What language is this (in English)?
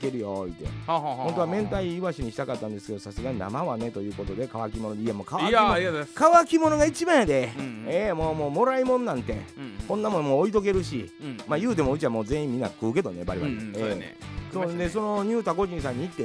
Japanese